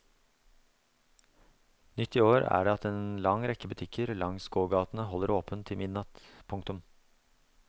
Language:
Norwegian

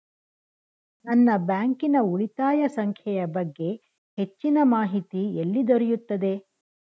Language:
Kannada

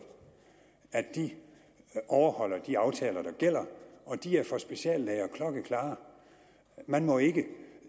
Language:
Danish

